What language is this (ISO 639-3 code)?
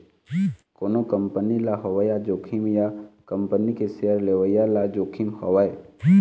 hne